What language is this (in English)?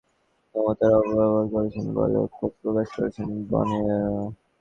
Bangla